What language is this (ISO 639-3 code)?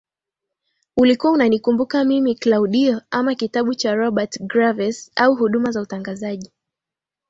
swa